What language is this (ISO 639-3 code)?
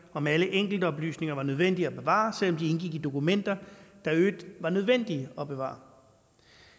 dan